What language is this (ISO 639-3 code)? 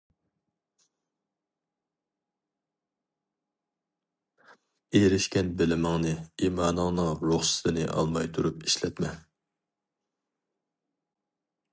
uig